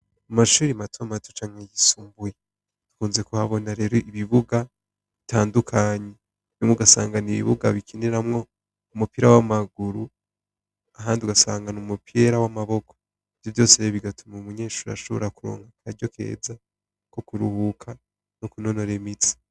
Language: Rundi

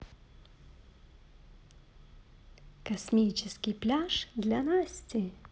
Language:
Russian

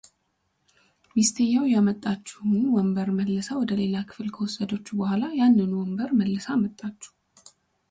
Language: Amharic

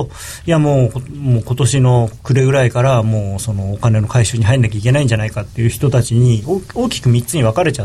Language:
Japanese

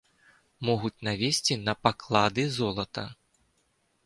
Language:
Belarusian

